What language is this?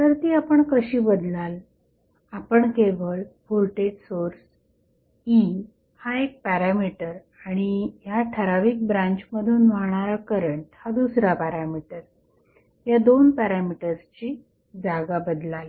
Marathi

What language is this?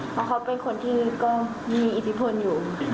Thai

